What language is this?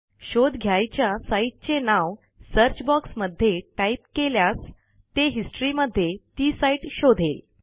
Marathi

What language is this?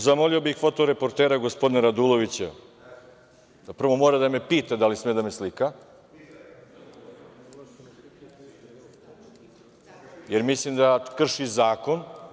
Serbian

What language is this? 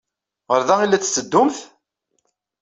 Kabyle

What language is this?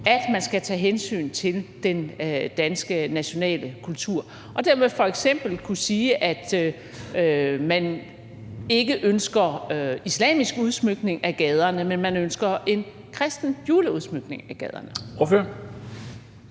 Danish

